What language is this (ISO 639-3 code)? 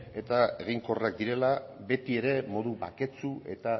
eus